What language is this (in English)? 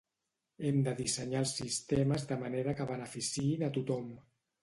Catalan